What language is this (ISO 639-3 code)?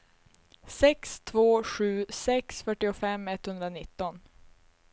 swe